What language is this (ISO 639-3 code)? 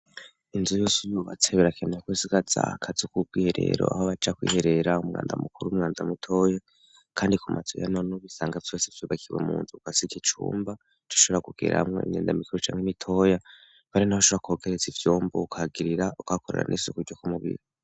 run